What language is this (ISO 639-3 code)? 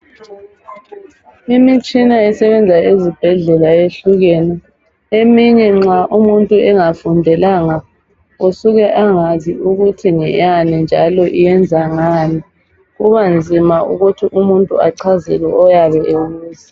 nde